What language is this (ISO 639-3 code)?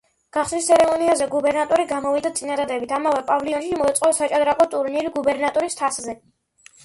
kat